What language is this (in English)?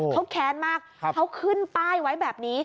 Thai